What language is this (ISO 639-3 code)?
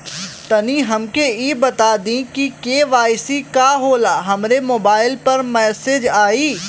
bho